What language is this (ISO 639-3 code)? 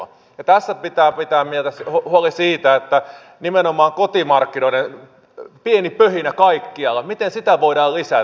fin